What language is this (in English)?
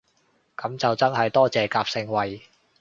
Cantonese